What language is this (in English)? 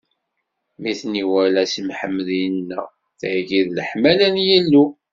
Kabyle